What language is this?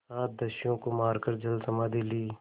Hindi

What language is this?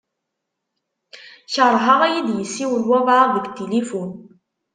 Kabyle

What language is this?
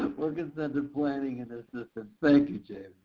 English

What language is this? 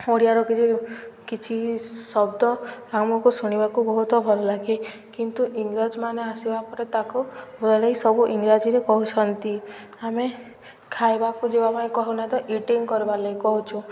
Odia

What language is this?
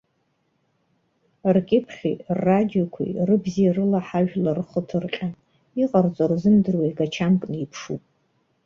Abkhazian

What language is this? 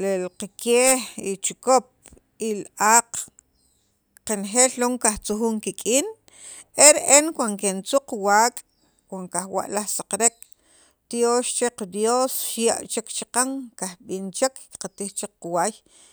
Sacapulteco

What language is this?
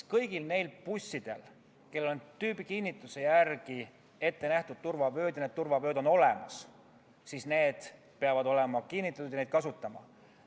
Estonian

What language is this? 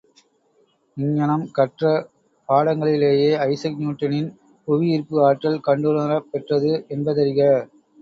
Tamil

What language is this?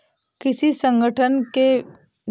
Hindi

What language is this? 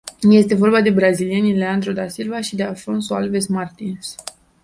Romanian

